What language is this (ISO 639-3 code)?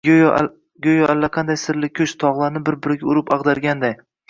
uzb